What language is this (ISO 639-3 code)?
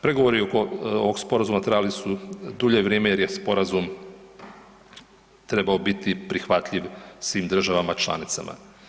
hrv